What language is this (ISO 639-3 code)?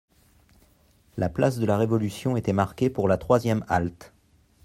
fra